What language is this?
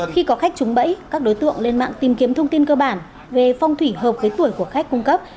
Vietnamese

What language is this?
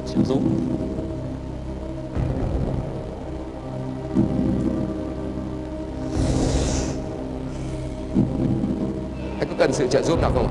Vietnamese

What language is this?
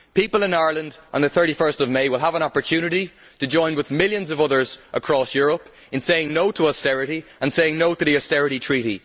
English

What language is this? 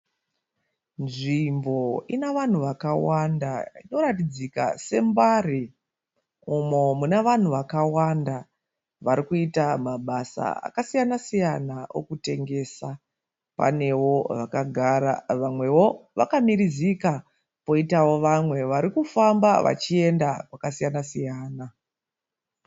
Shona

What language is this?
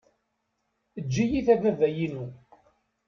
Kabyle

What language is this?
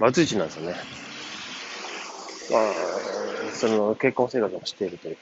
Japanese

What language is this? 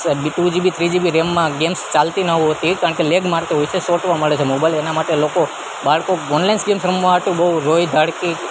Gujarati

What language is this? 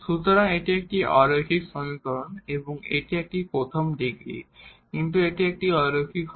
Bangla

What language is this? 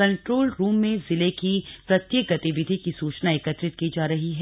Hindi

